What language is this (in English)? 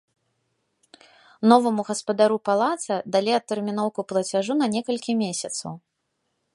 Belarusian